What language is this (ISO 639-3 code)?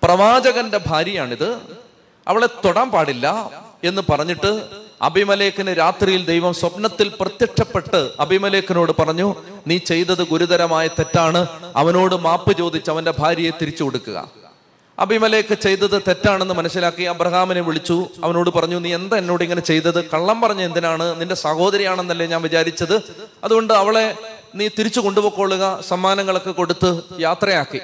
mal